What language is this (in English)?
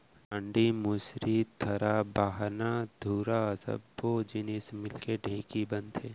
Chhattisgarhi